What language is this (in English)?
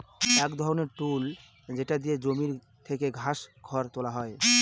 Bangla